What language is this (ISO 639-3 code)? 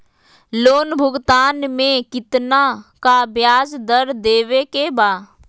mag